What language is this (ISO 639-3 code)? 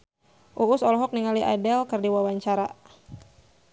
sun